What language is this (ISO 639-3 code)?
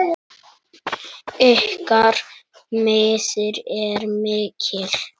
isl